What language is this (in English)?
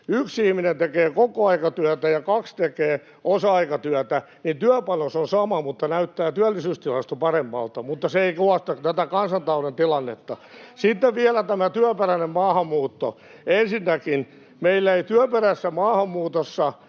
Finnish